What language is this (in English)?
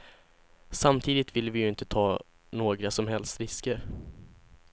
Swedish